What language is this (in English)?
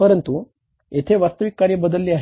Marathi